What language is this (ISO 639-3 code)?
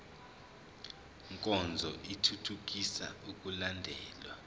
zul